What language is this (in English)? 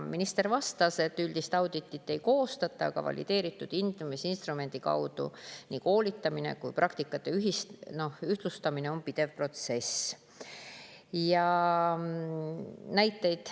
Estonian